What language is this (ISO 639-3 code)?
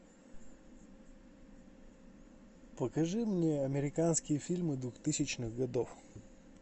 rus